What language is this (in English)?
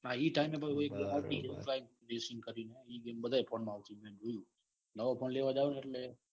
Gujarati